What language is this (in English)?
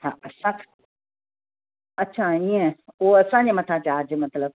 Sindhi